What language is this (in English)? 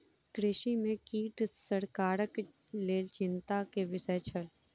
Maithili